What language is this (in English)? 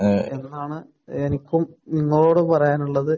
Malayalam